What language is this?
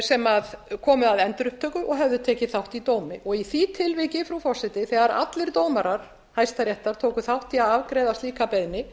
Icelandic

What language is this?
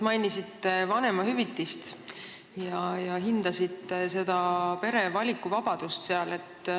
Estonian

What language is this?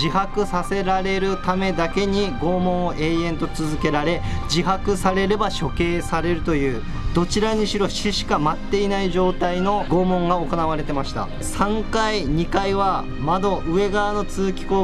Japanese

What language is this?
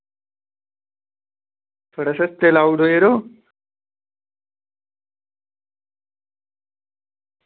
Dogri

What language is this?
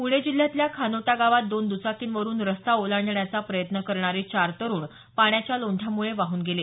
Marathi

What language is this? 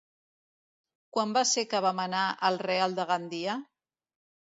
Catalan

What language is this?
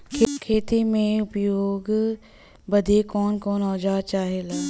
Bhojpuri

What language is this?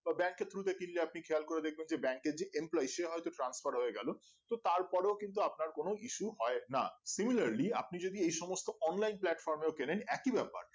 Bangla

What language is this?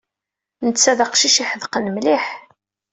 Kabyle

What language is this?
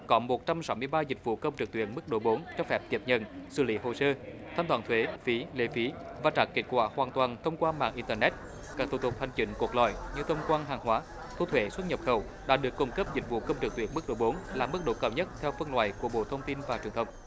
Vietnamese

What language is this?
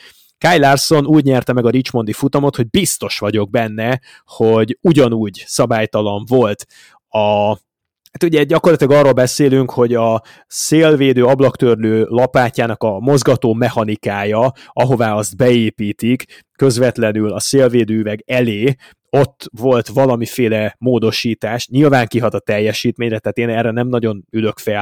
Hungarian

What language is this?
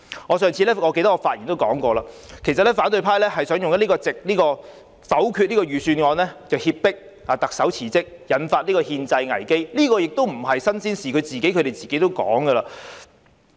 Cantonese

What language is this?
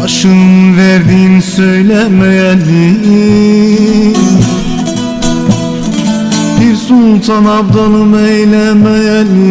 Turkish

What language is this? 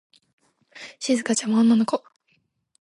Japanese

